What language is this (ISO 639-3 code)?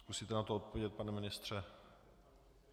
ces